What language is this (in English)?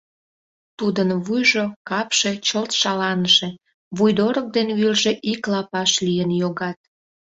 Mari